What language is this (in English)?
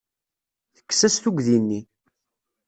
Kabyle